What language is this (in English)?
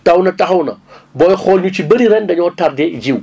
Wolof